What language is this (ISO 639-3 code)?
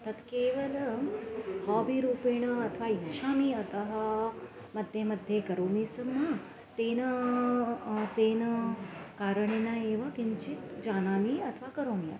san